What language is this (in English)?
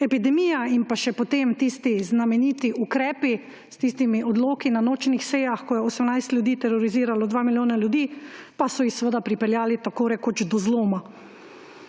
Slovenian